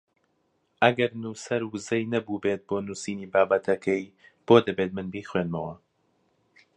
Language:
Central Kurdish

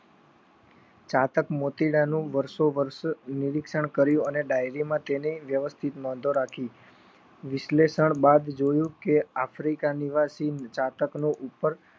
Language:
Gujarati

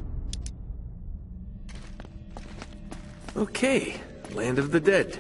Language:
English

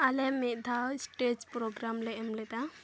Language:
Santali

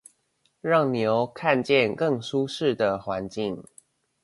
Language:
Chinese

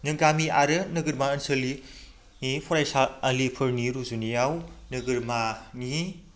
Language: Bodo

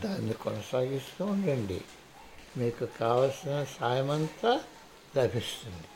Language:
Telugu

